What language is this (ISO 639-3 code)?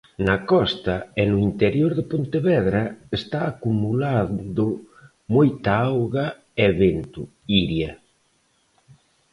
glg